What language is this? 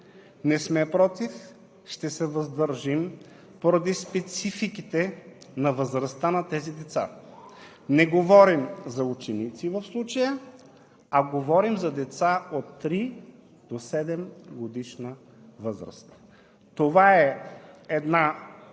Bulgarian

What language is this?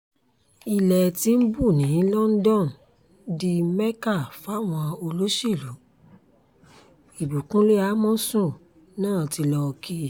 Yoruba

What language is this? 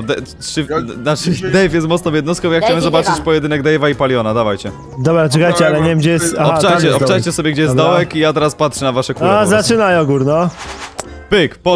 Polish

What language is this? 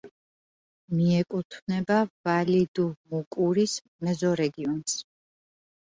Georgian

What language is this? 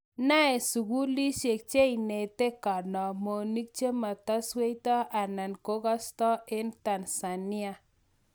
Kalenjin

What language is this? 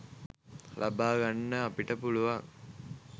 Sinhala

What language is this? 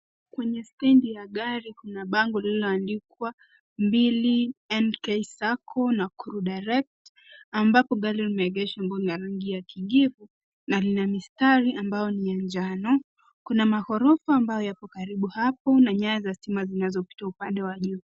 Swahili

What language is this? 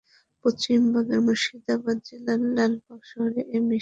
Bangla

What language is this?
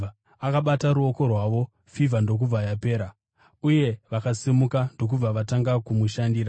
Shona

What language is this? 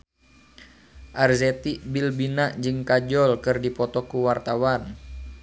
Sundanese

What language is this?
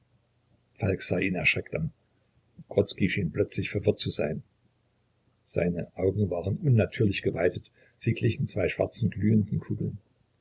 German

